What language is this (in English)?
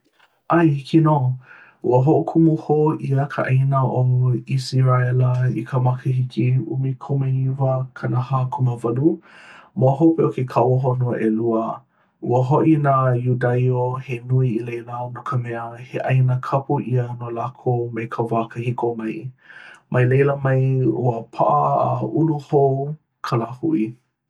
Hawaiian